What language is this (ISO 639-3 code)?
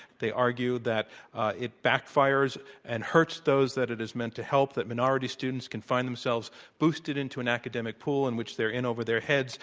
eng